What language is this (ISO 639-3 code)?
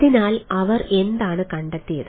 mal